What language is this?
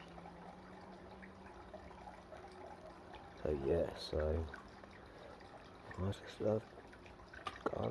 English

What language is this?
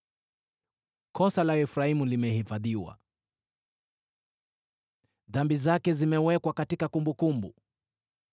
Swahili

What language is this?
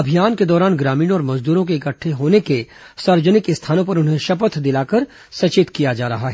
Hindi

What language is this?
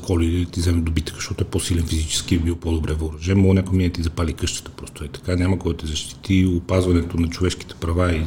Bulgarian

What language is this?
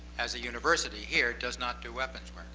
English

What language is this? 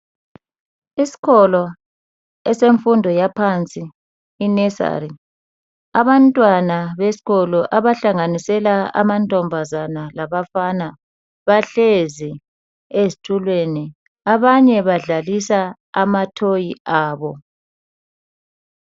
North Ndebele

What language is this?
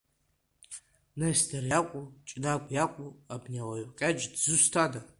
Abkhazian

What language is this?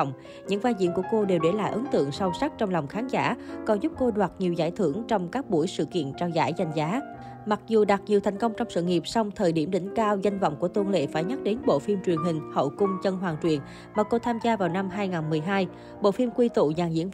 Vietnamese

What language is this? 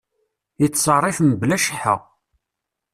Kabyle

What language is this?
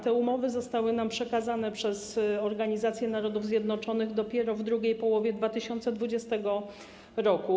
Polish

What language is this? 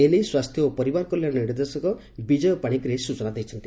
Odia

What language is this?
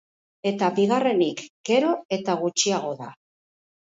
Basque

